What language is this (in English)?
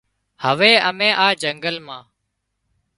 Wadiyara Koli